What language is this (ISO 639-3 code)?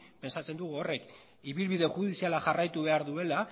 eus